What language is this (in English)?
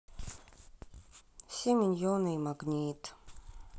Russian